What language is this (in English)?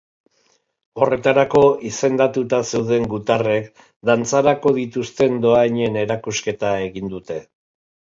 Basque